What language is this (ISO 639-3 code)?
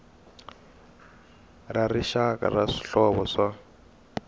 tso